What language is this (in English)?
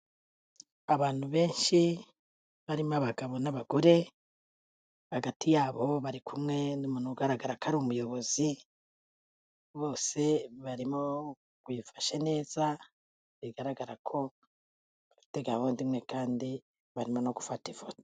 Kinyarwanda